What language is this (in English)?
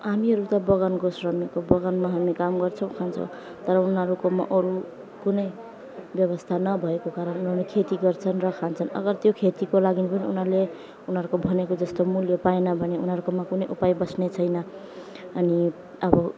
Nepali